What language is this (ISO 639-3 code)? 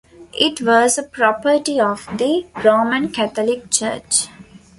eng